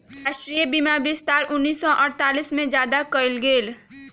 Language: Magahi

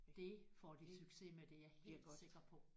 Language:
Danish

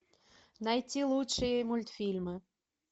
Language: Russian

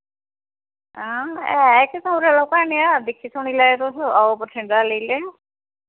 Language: Dogri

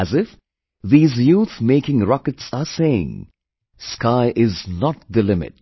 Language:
English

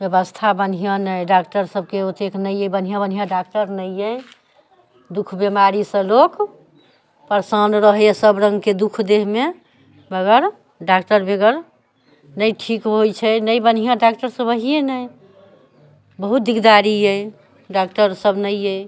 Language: Maithili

